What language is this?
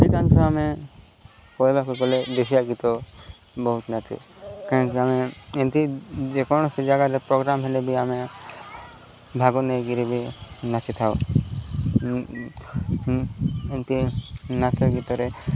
Odia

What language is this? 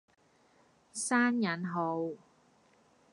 Cantonese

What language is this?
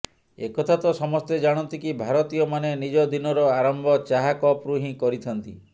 Odia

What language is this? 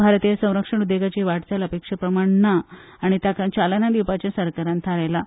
Konkani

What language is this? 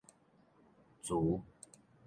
Min Nan Chinese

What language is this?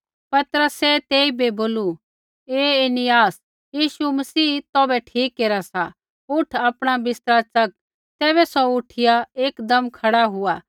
Kullu Pahari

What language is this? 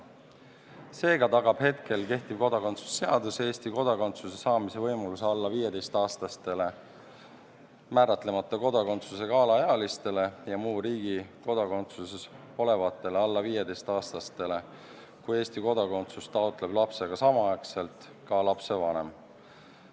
Estonian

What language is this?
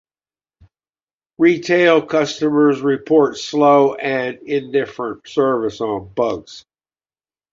English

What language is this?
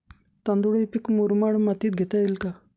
Marathi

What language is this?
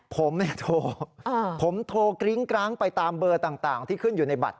Thai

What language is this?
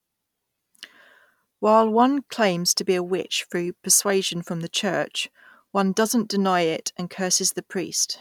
English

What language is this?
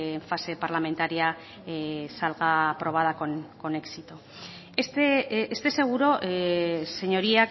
Spanish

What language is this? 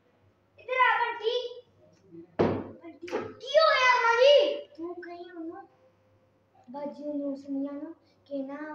Punjabi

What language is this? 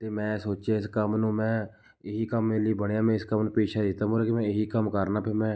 Punjabi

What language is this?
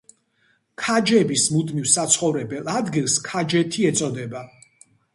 Georgian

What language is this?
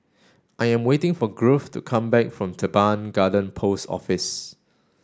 English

